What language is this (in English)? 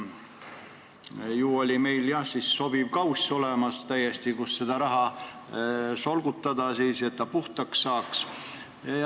Estonian